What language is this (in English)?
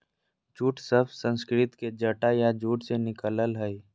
Magahi